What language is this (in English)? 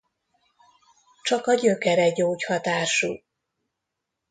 Hungarian